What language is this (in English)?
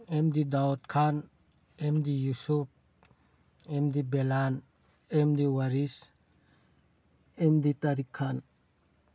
Manipuri